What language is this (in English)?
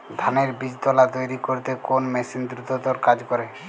Bangla